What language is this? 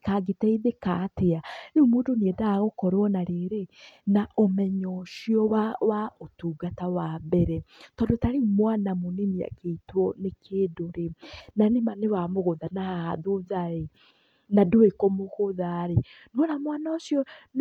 Kikuyu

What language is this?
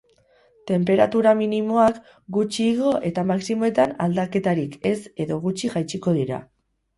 Basque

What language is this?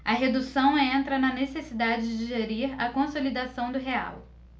Portuguese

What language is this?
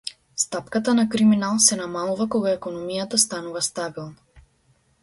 Macedonian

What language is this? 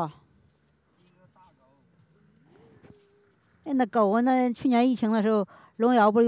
Chinese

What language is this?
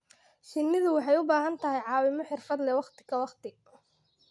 Somali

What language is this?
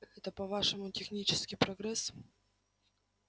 Russian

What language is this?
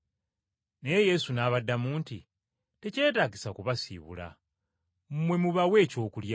Ganda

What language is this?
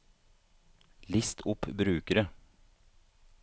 Norwegian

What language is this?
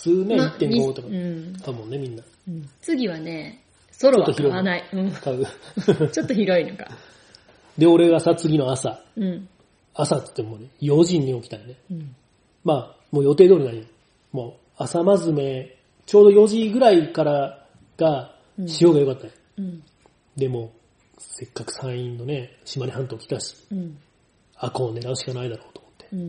Japanese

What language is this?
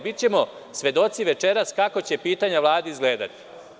Serbian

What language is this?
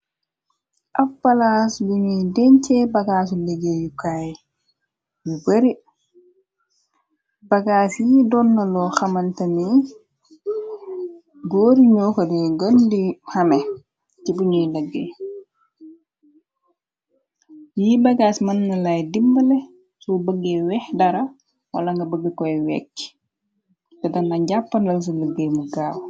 Wolof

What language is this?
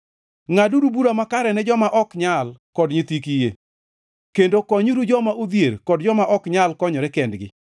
Luo (Kenya and Tanzania)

